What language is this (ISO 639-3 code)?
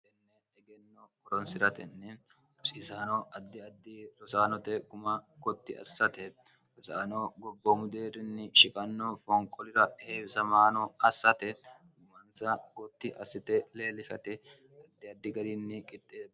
sid